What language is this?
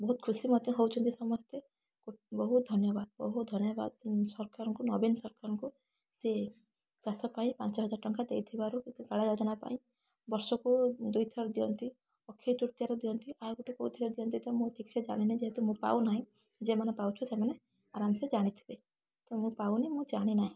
Odia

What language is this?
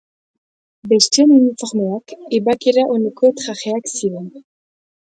Basque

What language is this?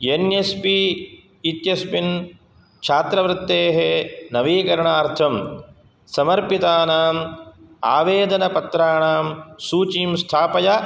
Sanskrit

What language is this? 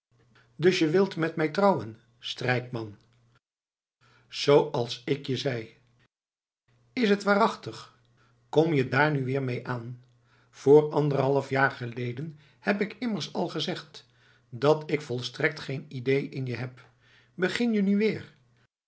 Dutch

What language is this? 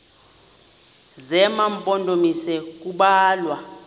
Xhosa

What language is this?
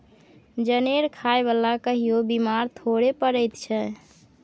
Maithili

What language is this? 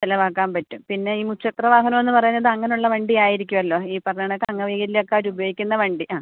Malayalam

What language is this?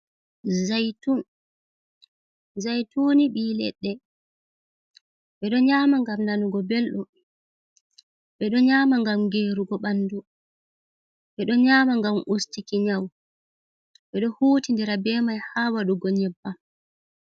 Fula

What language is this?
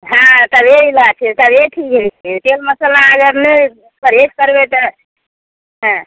Maithili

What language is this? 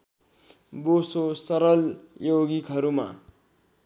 Nepali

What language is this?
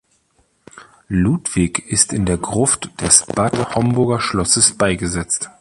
German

